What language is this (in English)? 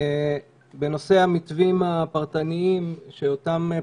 Hebrew